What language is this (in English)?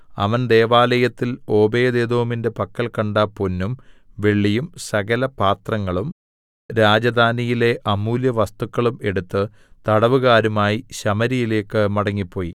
Malayalam